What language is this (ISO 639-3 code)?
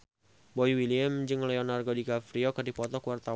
sun